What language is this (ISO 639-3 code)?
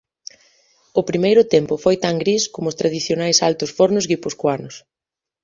glg